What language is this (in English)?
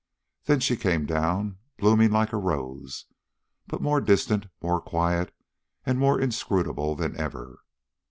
English